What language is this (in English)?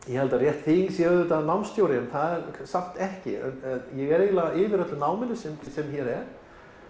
Icelandic